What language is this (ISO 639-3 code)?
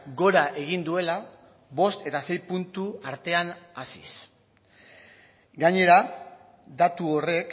eus